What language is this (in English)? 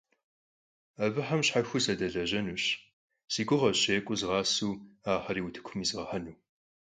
Kabardian